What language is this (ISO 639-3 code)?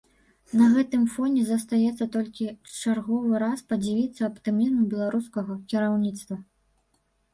bel